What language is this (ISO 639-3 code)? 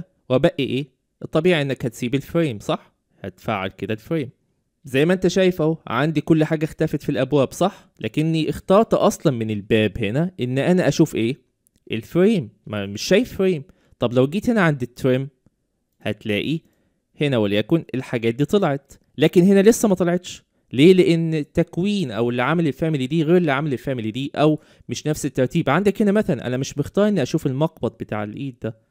ara